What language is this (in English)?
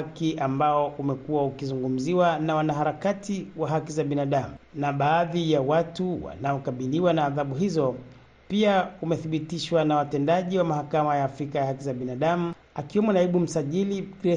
Swahili